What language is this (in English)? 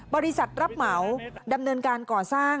Thai